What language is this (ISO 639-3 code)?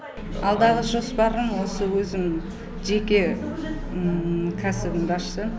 kaz